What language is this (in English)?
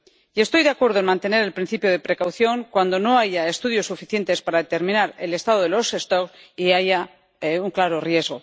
Spanish